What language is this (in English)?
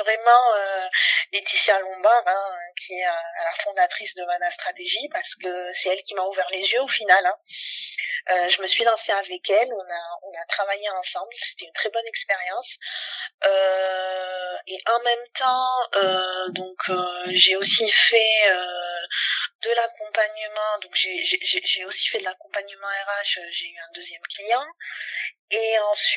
French